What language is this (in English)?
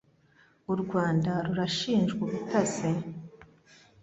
Kinyarwanda